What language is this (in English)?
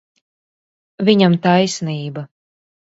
Latvian